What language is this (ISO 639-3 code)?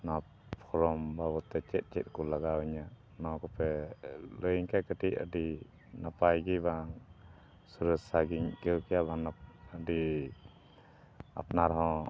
sat